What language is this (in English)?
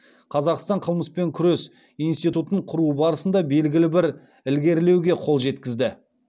Kazakh